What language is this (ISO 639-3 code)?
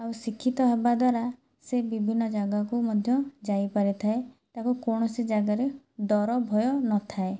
ori